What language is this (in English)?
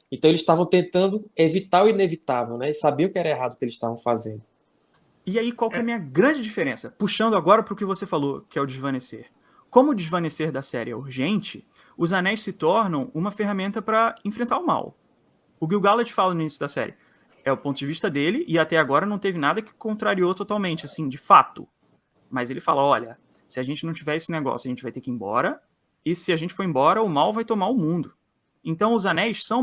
Portuguese